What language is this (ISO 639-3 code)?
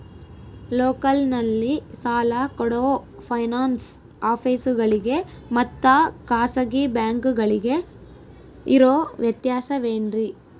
kan